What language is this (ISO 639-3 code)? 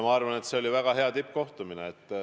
est